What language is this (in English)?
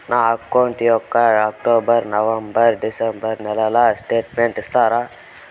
Telugu